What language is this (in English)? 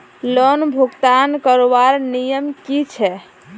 Magahi